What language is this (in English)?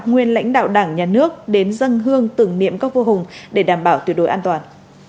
Vietnamese